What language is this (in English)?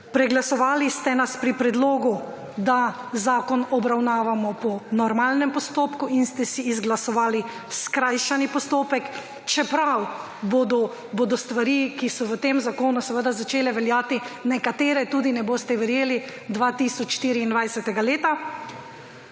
Slovenian